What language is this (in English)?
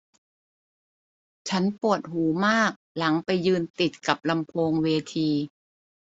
Thai